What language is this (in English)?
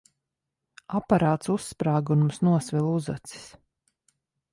Latvian